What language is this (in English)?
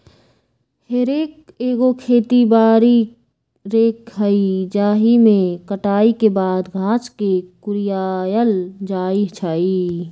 Magahi